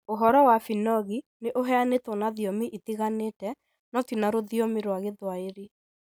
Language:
Kikuyu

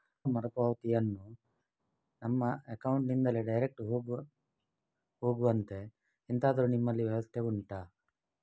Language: Kannada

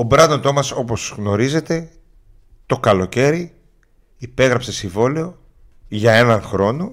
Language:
Greek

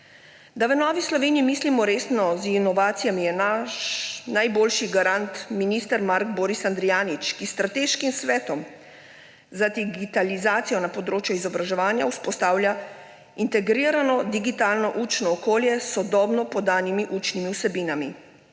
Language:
Slovenian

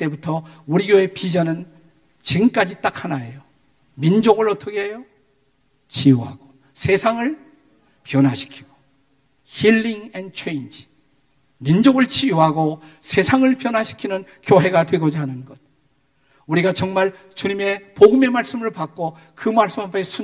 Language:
Korean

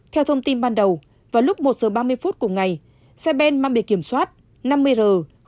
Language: Vietnamese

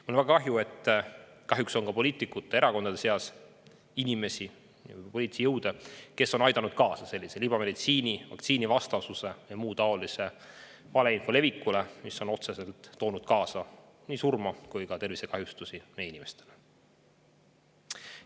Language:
Estonian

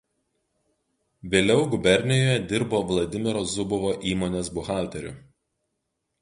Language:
Lithuanian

